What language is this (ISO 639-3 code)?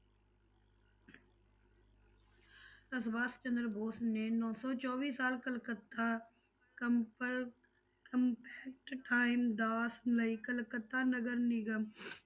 pan